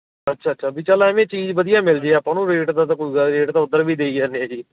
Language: Punjabi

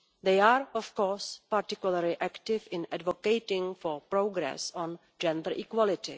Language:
English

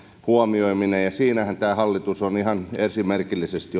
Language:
Finnish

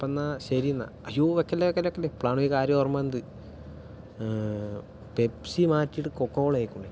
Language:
Malayalam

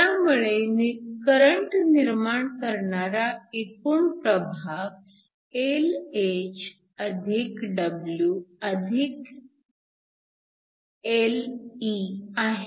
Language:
Marathi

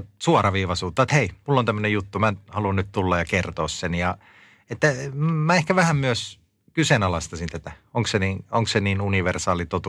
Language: Finnish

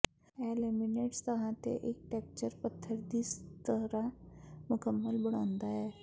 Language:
Punjabi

